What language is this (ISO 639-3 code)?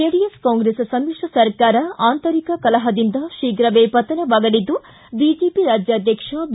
kan